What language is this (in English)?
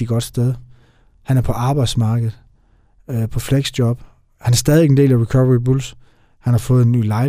Danish